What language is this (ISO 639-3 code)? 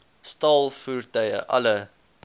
afr